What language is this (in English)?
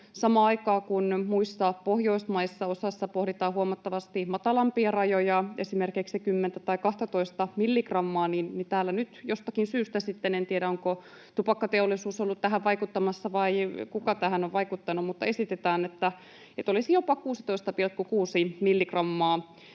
Finnish